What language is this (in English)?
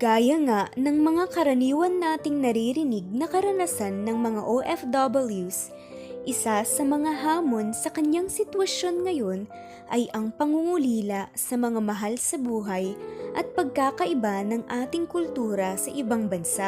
Filipino